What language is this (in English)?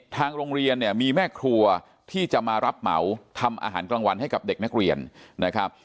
Thai